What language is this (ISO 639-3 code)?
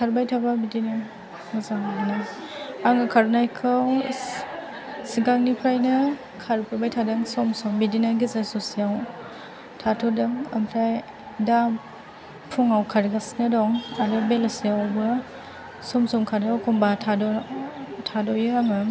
brx